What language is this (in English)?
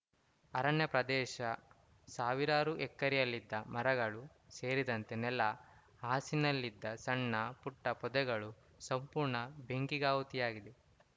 Kannada